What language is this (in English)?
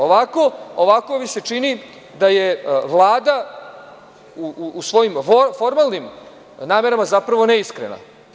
Serbian